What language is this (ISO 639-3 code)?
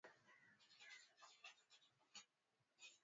swa